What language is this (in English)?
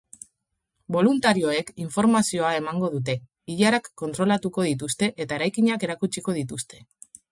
Basque